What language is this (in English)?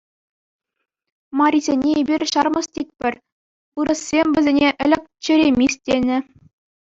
Chuvash